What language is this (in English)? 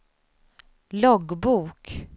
Swedish